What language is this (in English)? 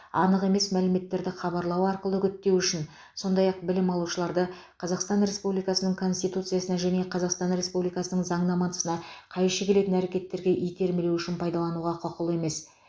Kazakh